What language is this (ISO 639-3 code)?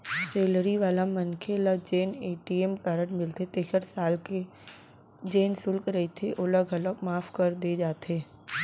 hne